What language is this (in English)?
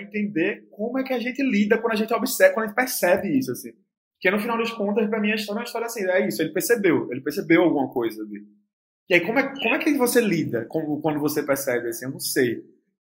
Portuguese